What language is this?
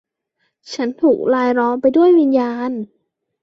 Thai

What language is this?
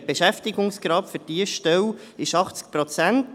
Swiss German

